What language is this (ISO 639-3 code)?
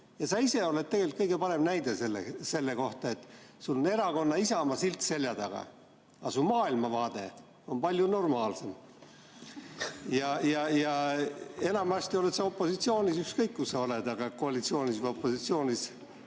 est